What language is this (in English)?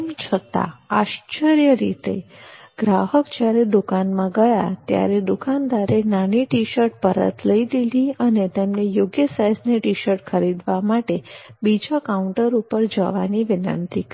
Gujarati